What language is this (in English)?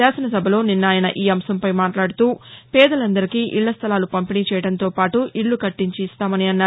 Telugu